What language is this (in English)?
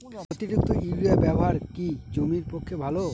Bangla